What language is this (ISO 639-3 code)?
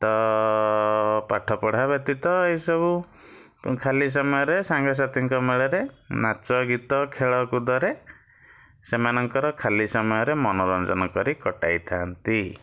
ori